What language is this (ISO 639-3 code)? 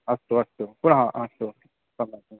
san